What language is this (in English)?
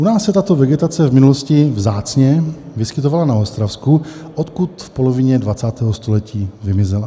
Czech